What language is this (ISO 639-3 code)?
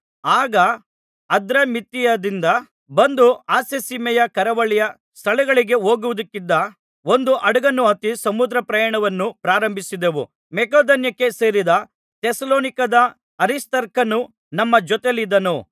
kan